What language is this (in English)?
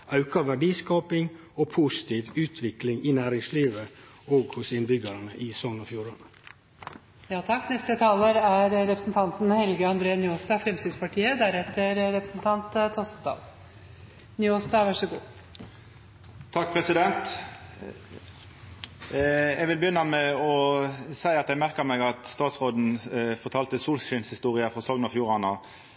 Norwegian Nynorsk